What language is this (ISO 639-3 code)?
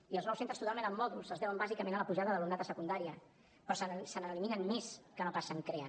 cat